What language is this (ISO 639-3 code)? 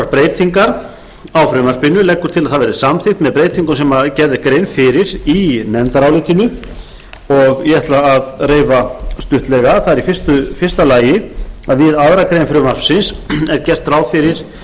isl